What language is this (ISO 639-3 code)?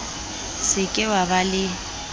sot